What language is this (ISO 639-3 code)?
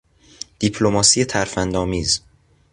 fas